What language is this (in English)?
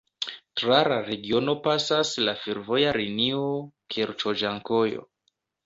Esperanto